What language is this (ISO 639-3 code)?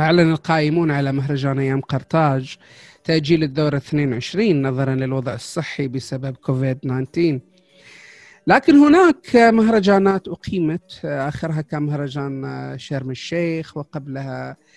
ara